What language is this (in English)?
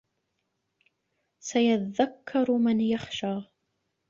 Arabic